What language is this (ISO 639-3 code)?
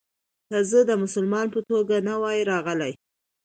pus